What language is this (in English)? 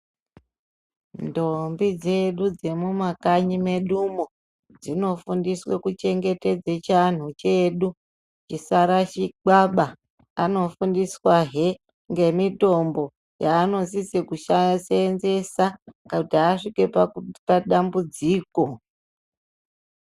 Ndau